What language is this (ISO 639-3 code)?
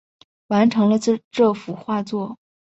zho